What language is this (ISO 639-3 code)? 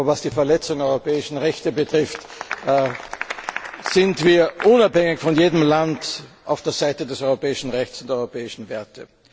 deu